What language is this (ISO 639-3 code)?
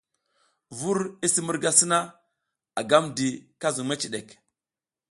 giz